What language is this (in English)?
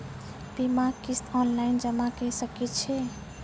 Maithili